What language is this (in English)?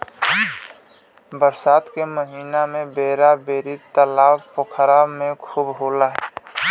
Bhojpuri